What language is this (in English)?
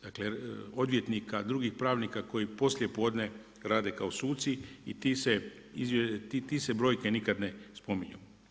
Croatian